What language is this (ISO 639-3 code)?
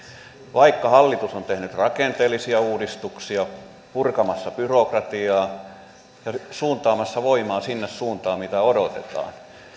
fin